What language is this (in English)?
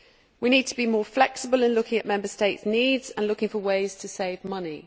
English